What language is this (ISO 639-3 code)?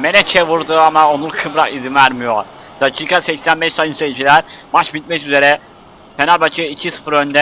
tur